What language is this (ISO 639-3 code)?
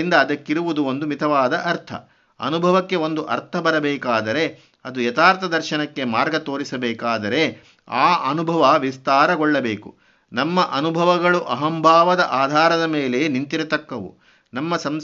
kan